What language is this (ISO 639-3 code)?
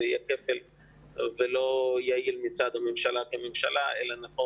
heb